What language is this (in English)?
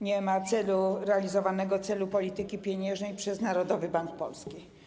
Polish